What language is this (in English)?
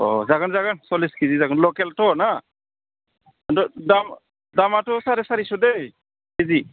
Bodo